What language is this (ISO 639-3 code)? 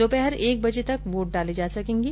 hin